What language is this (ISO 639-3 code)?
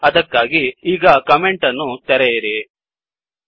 kan